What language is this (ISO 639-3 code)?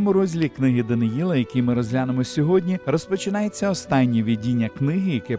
ukr